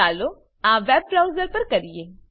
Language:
Gujarati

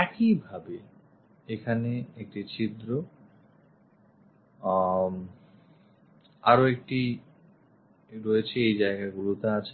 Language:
Bangla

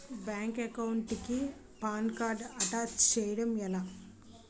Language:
Telugu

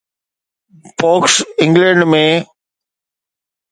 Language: Sindhi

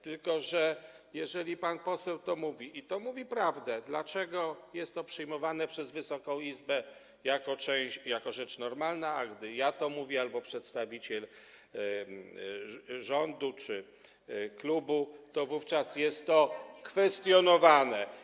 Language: Polish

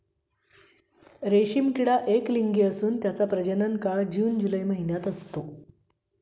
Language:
Marathi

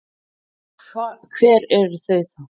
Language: Icelandic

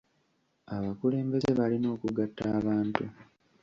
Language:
Ganda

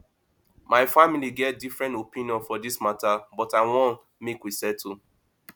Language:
Nigerian Pidgin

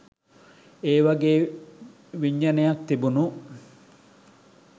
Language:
Sinhala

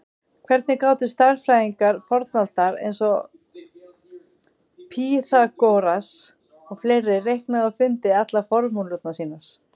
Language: Icelandic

